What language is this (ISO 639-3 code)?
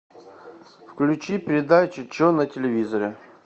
rus